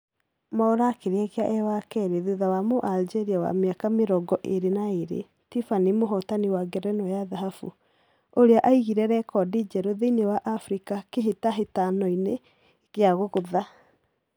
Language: Kikuyu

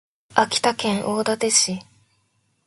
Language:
Japanese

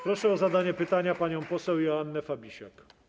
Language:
Polish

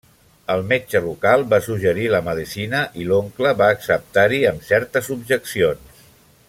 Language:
Catalan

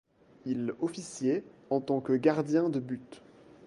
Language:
French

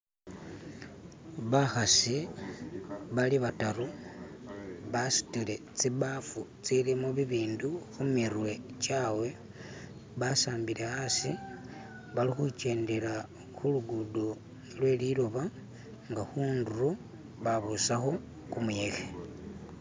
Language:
Masaaba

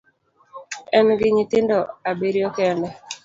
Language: Luo (Kenya and Tanzania)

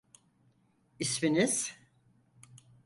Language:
Turkish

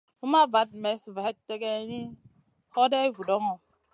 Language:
Masana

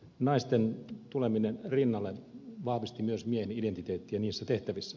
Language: Finnish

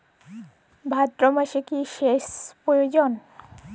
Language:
Bangla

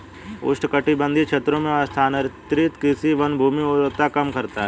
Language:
Hindi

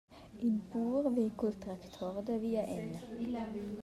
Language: Romansh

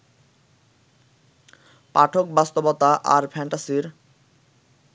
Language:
Bangla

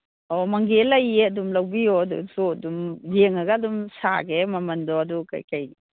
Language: Manipuri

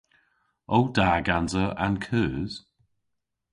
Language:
Cornish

